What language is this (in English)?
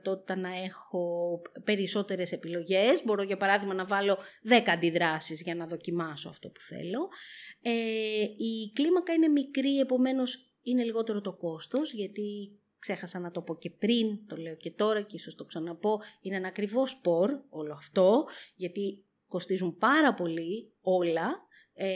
Greek